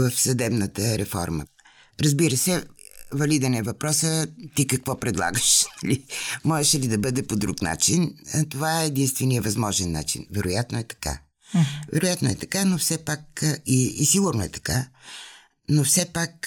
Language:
Bulgarian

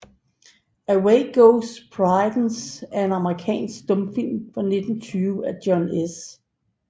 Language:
Danish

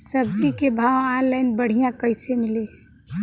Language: Bhojpuri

